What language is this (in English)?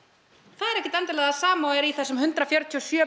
Icelandic